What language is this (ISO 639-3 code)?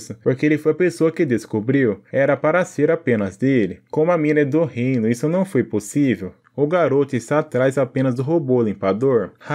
por